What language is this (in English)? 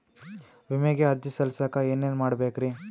Kannada